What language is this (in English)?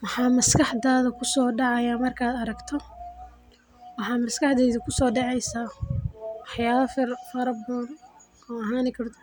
Somali